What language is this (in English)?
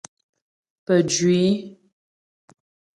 Ghomala